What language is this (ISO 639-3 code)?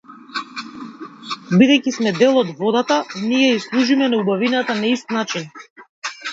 mkd